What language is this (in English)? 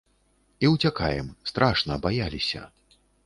Belarusian